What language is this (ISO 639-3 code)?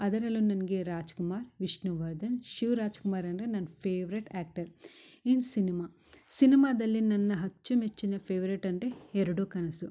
kan